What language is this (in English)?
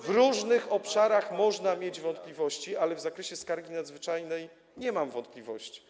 Polish